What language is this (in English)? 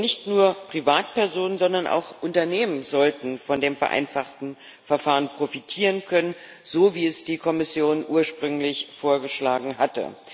German